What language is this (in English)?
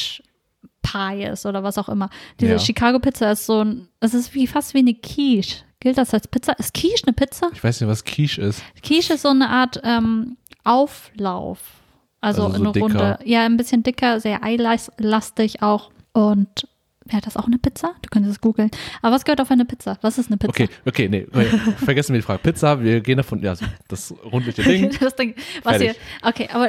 German